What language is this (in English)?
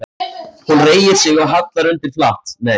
Icelandic